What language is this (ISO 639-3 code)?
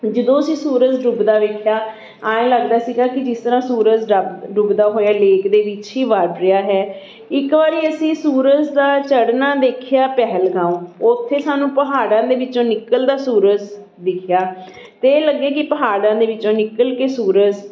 pan